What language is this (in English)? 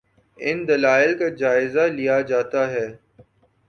Urdu